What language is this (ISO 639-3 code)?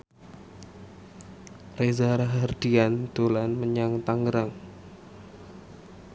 jav